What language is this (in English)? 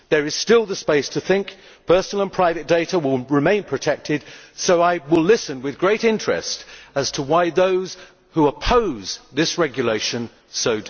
English